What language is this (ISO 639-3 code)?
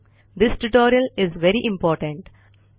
mar